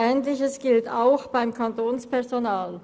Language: Swiss German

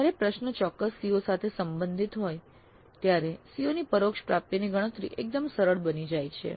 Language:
Gujarati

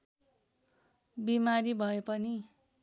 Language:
Nepali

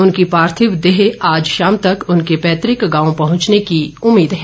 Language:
Hindi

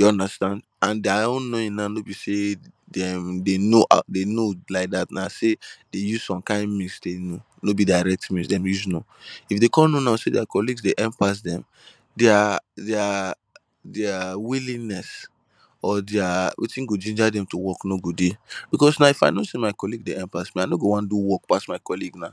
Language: Nigerian Pidgin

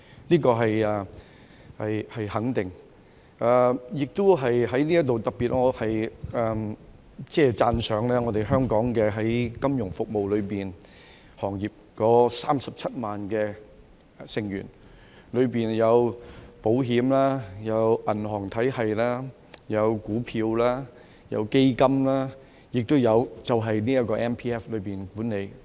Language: Cantonese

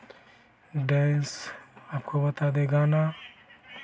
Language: Hindi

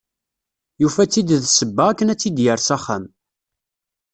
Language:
Kabyle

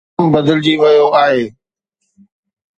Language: Sindhi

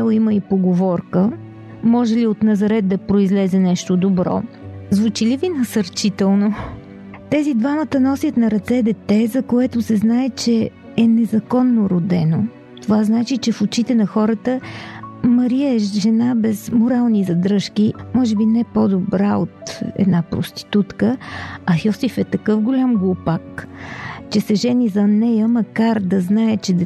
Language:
Bulgarian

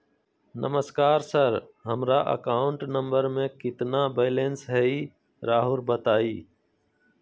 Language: Magahi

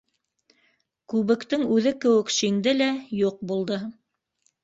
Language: Bashkir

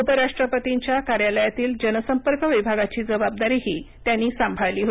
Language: Marathi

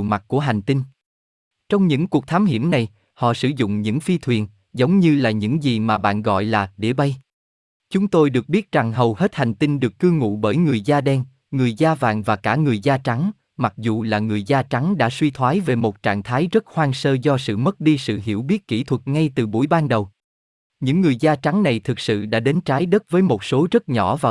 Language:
Vietnamese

